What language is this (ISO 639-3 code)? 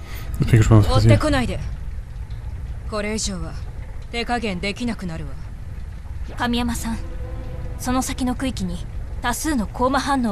jpn